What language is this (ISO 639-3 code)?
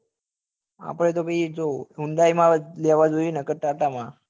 guj